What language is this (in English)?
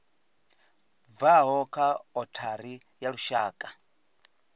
Venda